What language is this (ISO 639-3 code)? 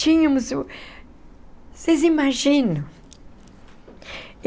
por